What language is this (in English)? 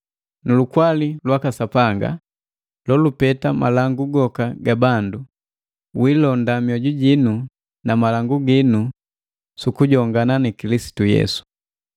Matengo